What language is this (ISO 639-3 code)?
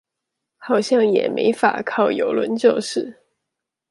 zho